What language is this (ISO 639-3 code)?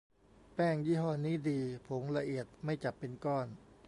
tha